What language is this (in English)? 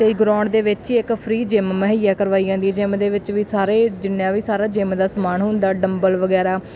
Punjabi